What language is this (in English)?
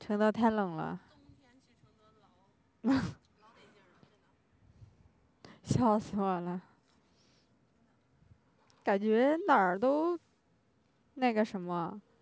Chinese